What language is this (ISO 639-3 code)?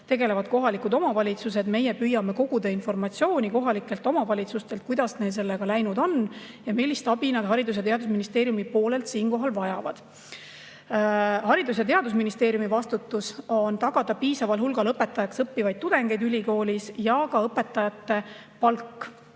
est